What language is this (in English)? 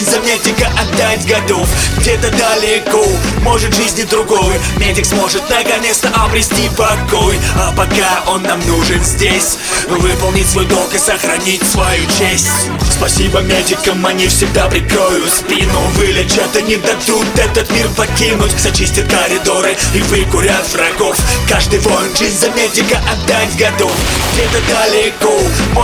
Russian